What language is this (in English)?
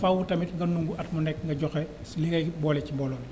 Wolof